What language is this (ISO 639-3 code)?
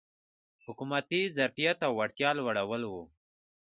pus